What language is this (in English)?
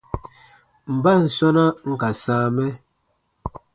Baatonum